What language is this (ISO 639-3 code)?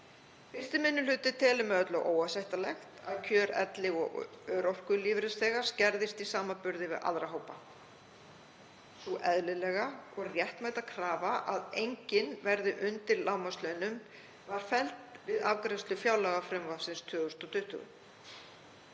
isl